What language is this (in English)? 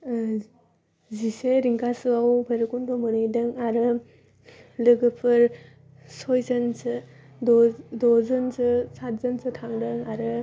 Bodo